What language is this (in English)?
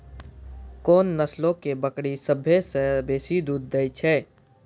Maithili